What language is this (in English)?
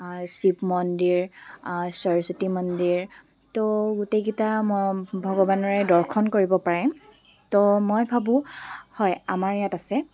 Assamese